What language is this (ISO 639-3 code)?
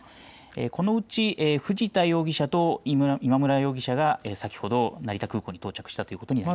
jpn